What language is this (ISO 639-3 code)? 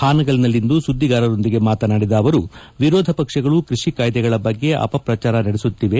kan